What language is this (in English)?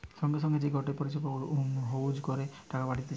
Bangla